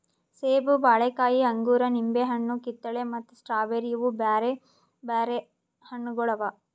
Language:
Kannada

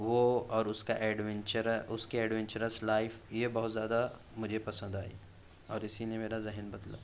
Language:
Urdu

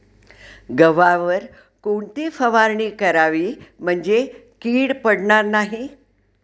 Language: Marathi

